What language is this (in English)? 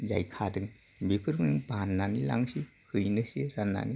Bodo